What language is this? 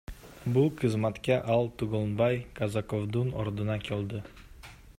Kyrgyz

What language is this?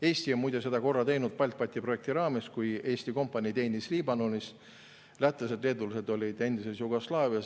Estonian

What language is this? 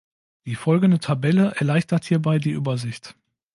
German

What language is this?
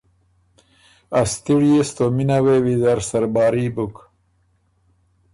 Ormuri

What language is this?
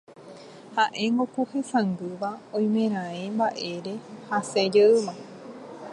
Guarani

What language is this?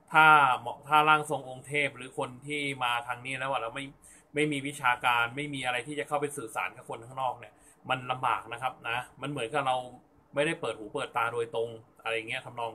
Thai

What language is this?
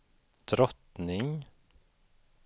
Swedish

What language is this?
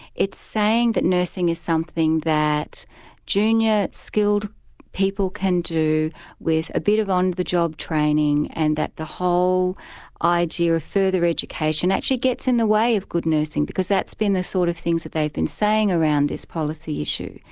English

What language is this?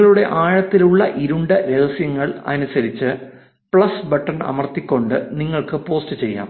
Malayalam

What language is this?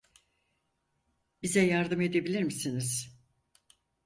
Turkish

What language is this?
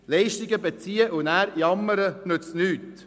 Swiss German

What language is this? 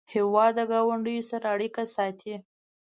Pashto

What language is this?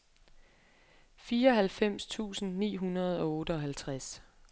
Danish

